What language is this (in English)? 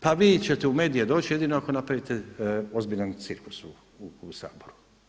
Croatian